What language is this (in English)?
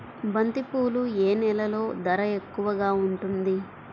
Telugu